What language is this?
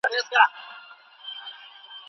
Pashto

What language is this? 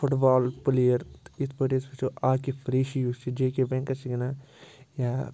Kashmiri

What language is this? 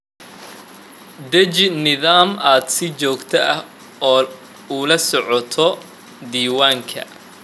Somali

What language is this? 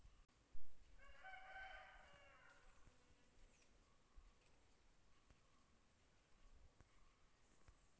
Kannada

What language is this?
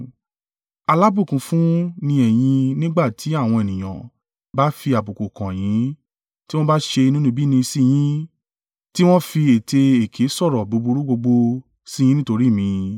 Yoruba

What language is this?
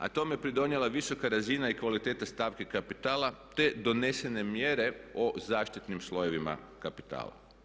Croatian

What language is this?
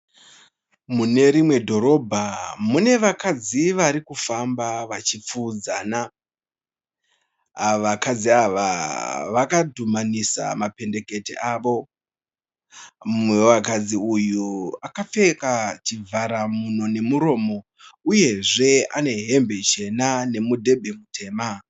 Shona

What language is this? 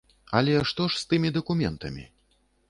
Belarusian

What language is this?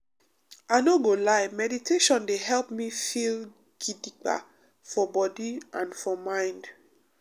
Nigerian Pidgin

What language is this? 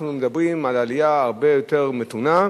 Hebrew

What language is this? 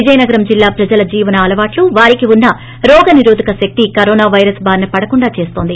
Telugu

